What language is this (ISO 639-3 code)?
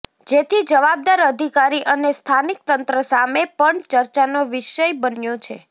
guj